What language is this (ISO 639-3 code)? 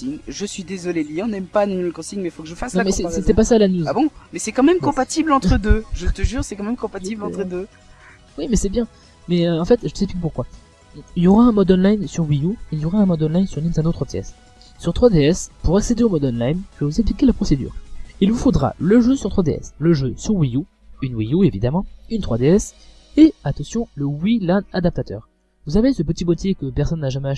fra